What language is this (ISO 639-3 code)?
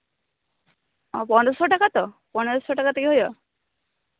sat